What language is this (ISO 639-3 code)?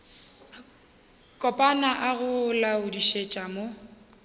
nso